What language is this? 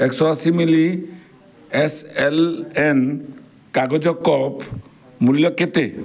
Odia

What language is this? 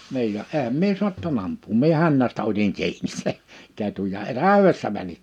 Finnish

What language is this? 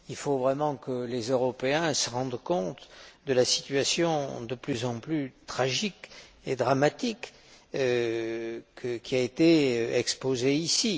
French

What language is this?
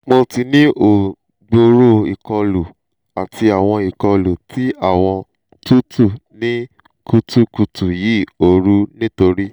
Yoruba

